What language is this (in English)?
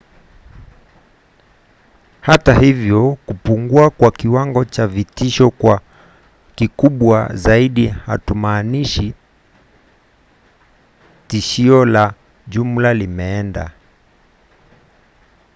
Swahili